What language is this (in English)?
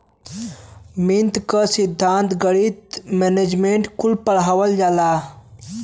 Bhojpuri